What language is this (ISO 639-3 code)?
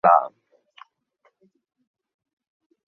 zho